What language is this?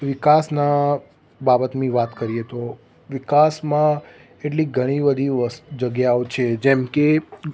Gujarati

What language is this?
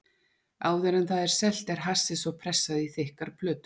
Icelandic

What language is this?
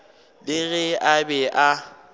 Northern Sotho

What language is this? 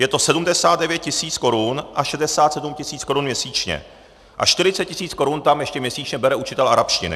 Czech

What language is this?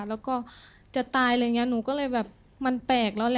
Thai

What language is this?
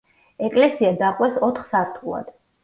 Georgian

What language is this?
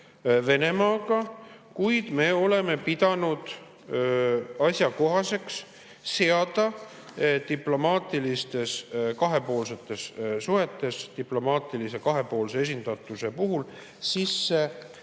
Estonian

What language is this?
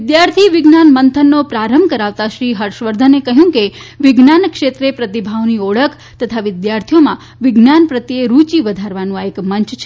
Gujarati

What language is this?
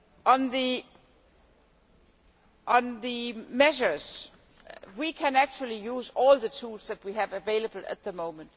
English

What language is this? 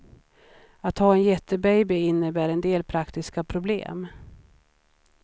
Swedish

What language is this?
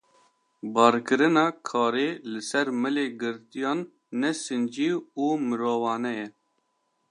Kurdish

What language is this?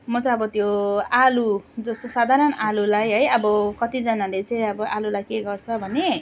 Nepali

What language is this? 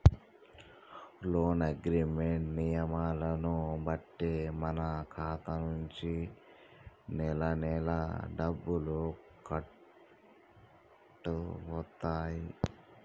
Telugu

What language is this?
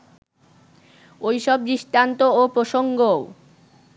Bangla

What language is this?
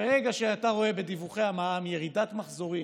Hebrew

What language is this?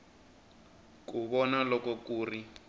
Tsonga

